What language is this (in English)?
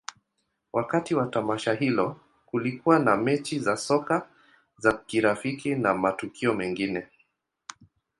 Swahili